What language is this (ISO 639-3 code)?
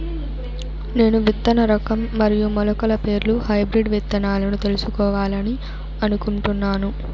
tel